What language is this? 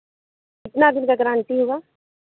Hindi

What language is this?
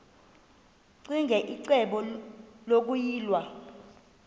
Xhosa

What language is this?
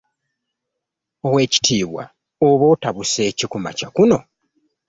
Ganda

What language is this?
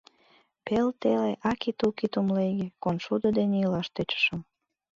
Mari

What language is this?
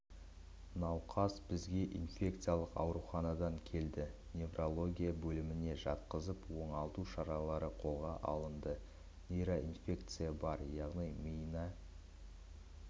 Kazakh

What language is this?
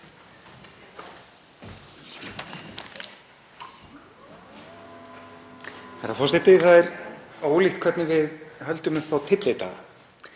Icelandic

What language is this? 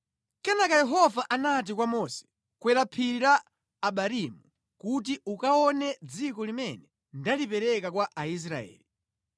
Nyanja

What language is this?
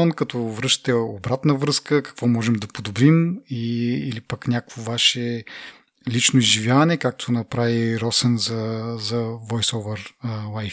Bulgarian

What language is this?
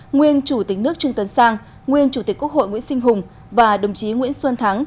Vietnamese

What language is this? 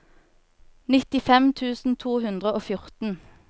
Norwegian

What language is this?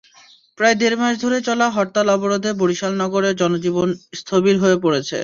Bangla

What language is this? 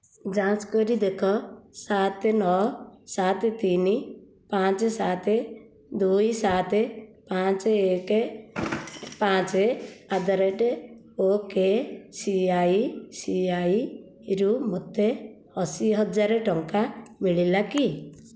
Odia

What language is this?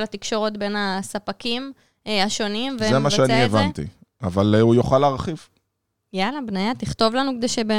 Hebrew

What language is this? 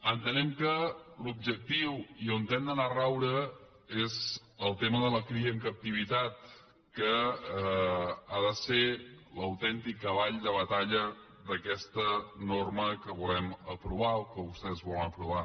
Catalan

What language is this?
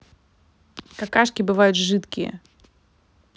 Russian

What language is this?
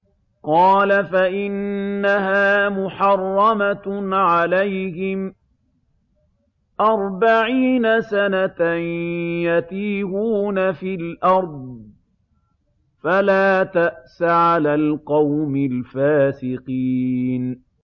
Arabic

